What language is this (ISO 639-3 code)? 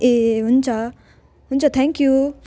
nep